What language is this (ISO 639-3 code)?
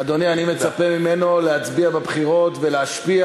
heb